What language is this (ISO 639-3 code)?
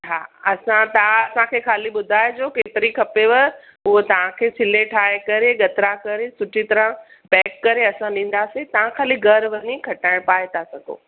snd